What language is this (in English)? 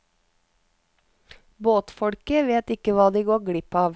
Norwegian